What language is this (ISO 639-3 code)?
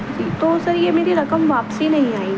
urd